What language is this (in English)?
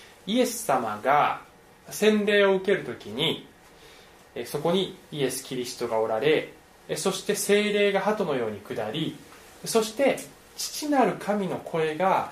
Japanese